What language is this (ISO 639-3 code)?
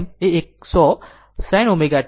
guj